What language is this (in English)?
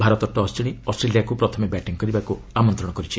Odia